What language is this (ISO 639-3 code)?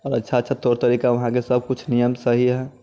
mai